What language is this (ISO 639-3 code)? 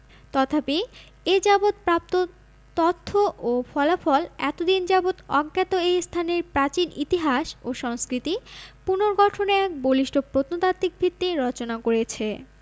ben